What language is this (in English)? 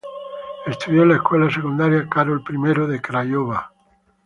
Spanish